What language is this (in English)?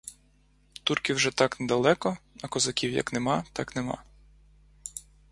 Ukrainian